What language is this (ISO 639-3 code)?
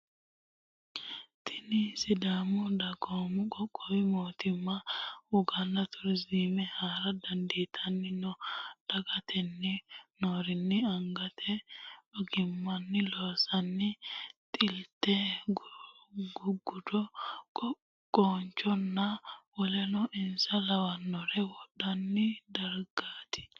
sid